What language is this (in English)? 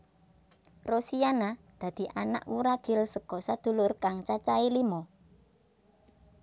Javanese